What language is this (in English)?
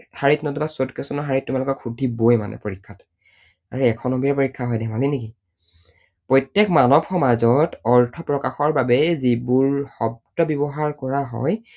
Assamese